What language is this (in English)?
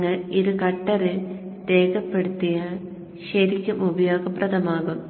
Malayalam